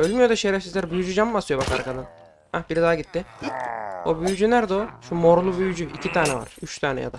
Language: Turkish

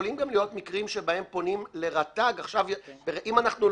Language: Hebrew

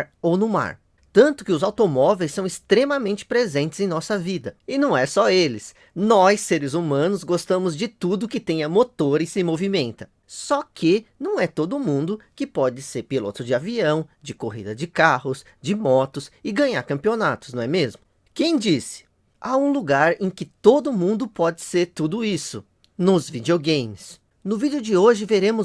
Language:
Portuguese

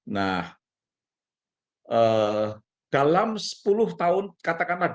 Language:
Indonesian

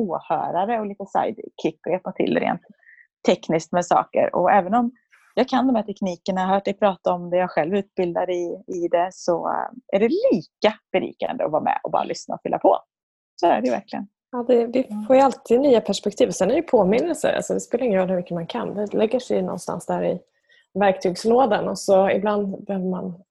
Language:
Swedish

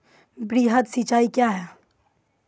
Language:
Maithili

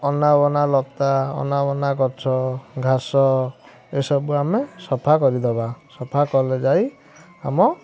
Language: Odia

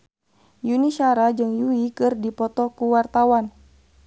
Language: Sundanese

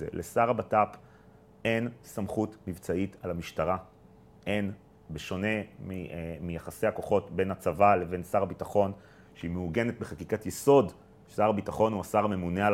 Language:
Hebrew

